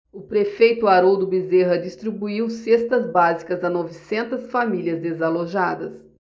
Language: Portuguese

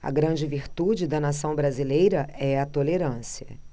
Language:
Portuguese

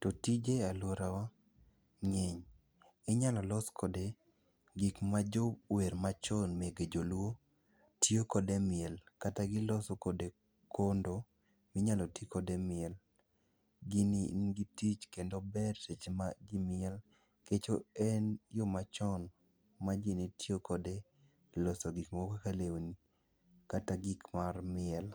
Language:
Luo (Kenya and Tanzania)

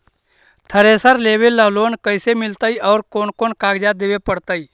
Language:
Magahi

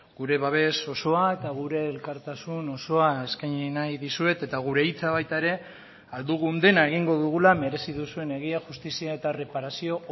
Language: Basque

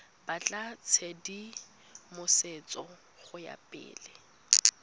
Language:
Tswana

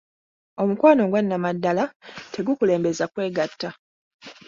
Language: Ganda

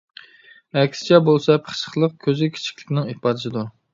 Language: Uyghur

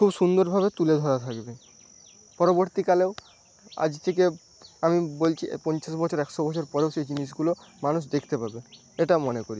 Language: Bangla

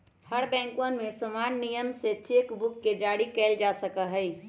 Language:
Magahi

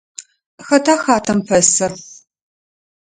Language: Adyghe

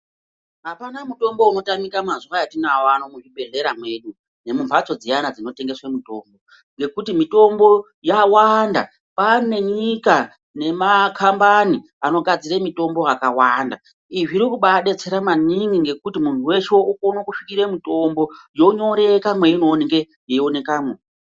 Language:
Ndau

